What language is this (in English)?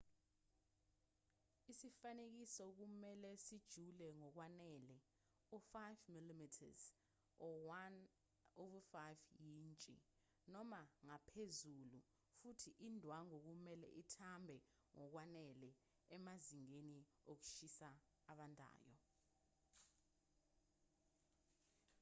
Zulu